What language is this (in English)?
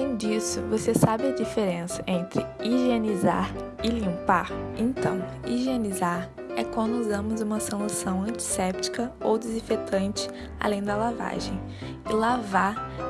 Portuguese